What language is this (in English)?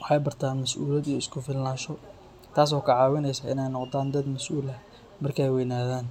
Somali